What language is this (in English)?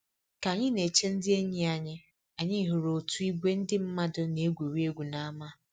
Igbo